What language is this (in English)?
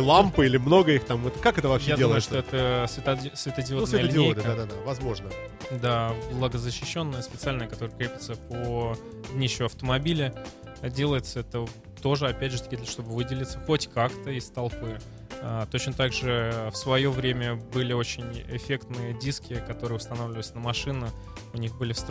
Russian